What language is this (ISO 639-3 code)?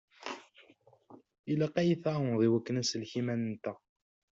kab